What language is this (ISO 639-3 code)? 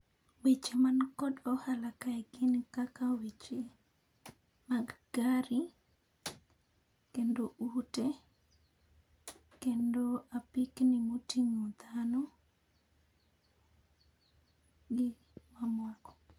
luo